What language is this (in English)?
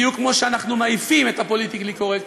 Hebrew